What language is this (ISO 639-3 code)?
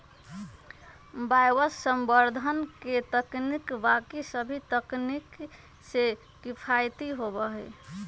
mag